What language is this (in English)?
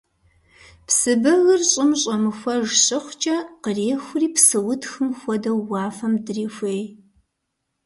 Kabardian